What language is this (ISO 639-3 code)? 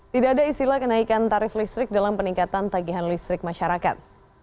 ind